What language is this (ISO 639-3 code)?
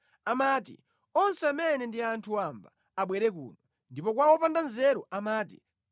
nya